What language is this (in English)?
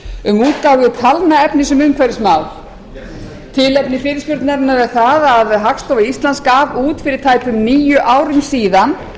Icelandic